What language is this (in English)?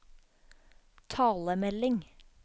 Norwegian